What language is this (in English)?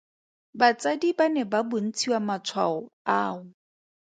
Tswana